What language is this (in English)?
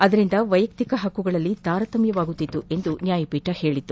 Kannada